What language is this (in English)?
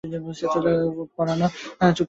Bangla